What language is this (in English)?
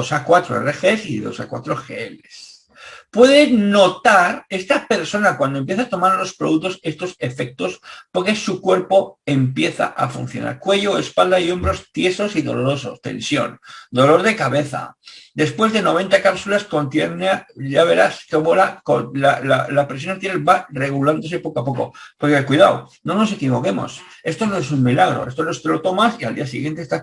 Spanish